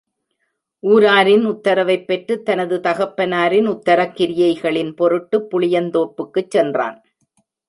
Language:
Tamil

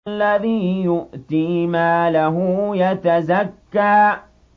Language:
Arabic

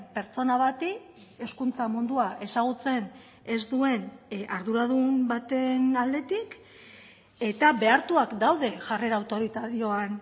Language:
Basque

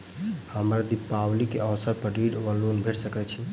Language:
Maithili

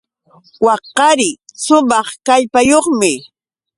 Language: Yauyos Quechua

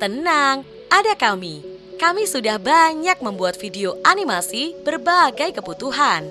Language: Indonesian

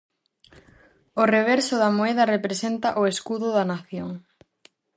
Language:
Galician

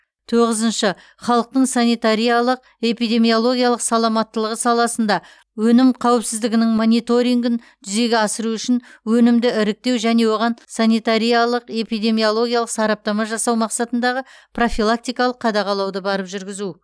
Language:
Kazakh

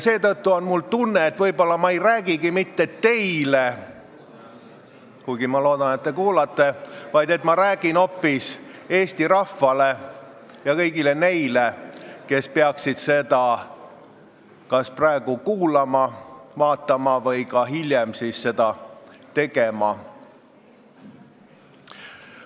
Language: Estonian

